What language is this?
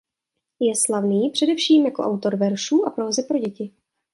Czech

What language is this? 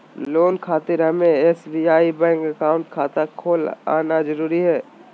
Magahi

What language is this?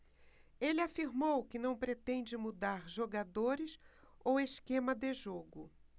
Portuguese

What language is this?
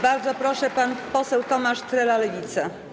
Polish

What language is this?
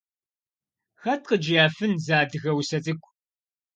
Kabardian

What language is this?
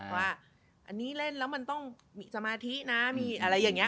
Thai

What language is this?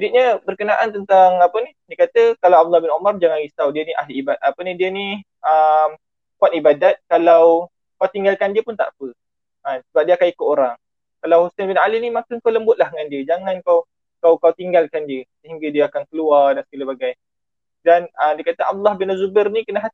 Malay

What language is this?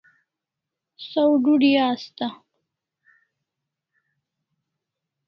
Kalasha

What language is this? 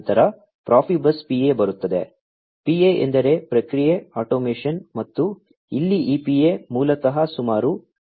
Kannada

